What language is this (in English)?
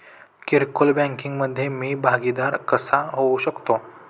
Marathi